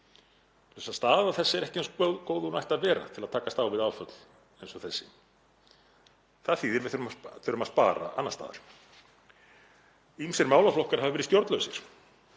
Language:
Icelandic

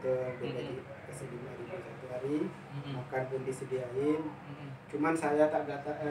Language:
Indonesian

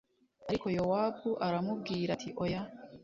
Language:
Kinyarwanda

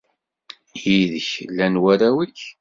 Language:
Kabyle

